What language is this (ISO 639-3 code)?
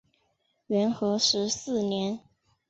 zho